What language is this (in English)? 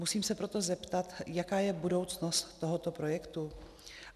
Czech